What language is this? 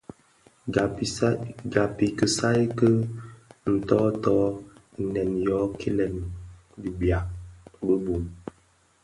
Bafia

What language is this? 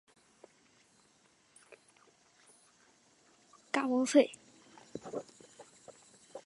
Chinese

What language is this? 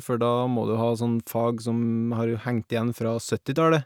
Norwegian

